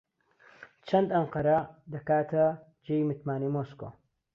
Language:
Central Kurdish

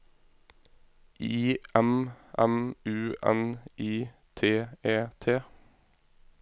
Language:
Norwegian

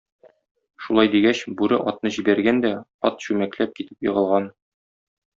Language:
Tatar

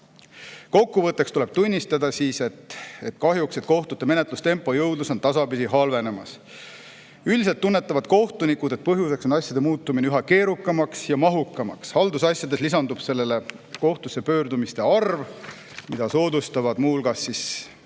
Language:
Estonian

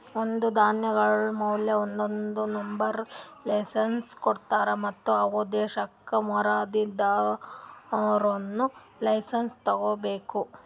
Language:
Kannada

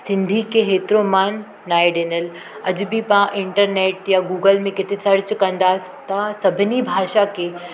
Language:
Sindhi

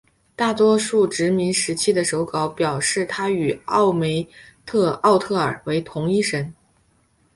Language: Chinese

